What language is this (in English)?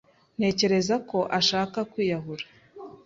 Kinyarwanda